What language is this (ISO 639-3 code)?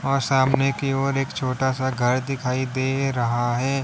hin